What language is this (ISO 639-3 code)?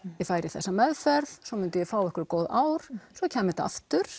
isl